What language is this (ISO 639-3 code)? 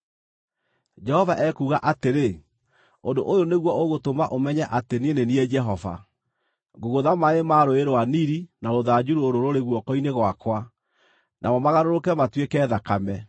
kik